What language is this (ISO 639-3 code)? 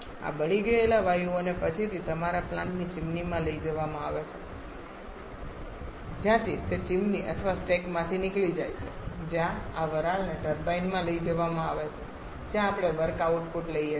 guj